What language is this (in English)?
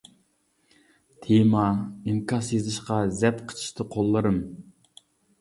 Uyghur